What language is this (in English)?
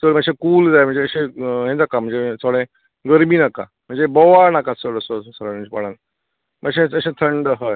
Konkani